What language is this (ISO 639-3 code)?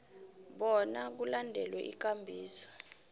nbl